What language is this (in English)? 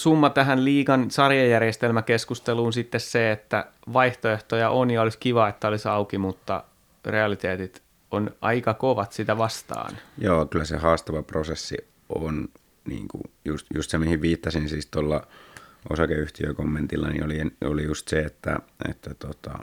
Finnish